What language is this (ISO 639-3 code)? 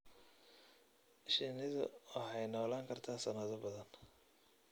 som